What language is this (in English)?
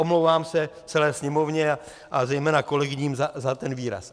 Czech